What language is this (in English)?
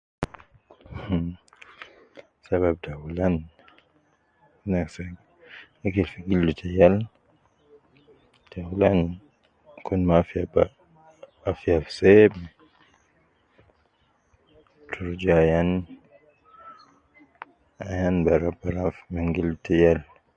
Nubi